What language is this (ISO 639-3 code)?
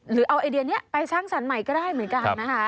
tha